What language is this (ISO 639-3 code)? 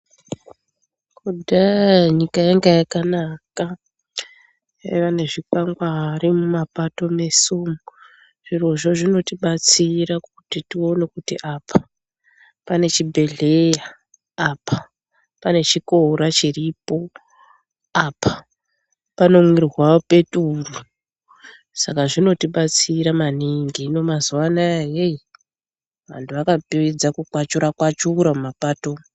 ndc